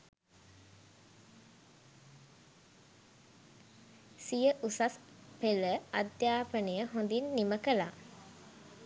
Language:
Sinhala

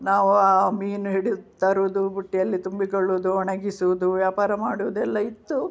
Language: Kannada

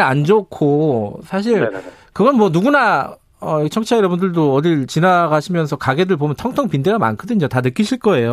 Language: Korean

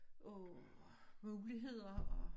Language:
Danish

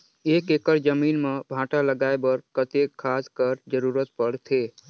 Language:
Chhattisgarhi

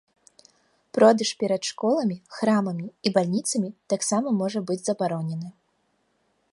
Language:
Belarusian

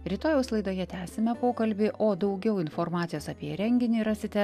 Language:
Lithuanian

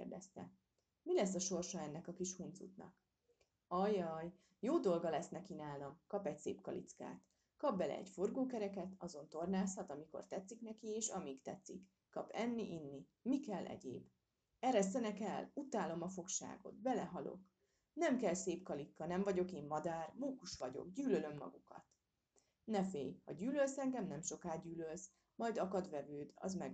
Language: Hungarian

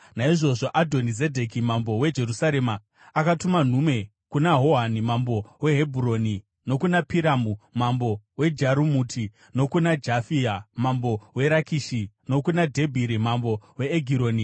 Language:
Shona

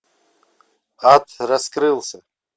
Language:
Russian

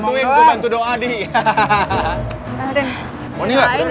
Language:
Indonesian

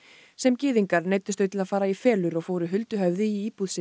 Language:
Icelandic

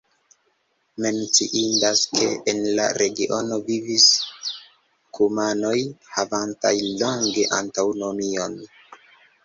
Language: Esperanto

